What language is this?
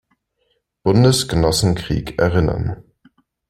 German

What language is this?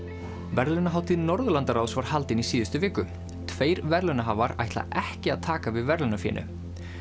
Icelandic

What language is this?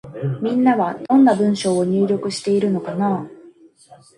Japanese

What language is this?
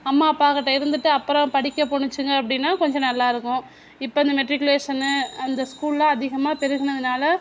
Tamil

